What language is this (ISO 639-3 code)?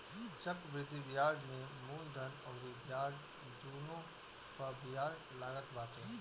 bho